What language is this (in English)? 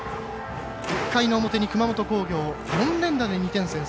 Japanese